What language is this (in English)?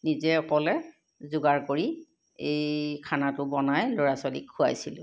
Assamese